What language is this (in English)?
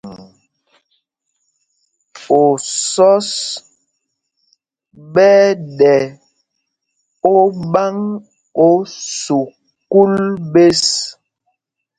Mpumpong